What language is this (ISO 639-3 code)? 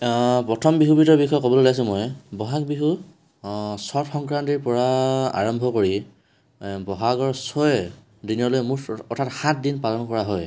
asm